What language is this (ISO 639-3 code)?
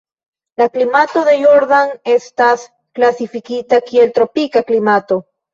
epo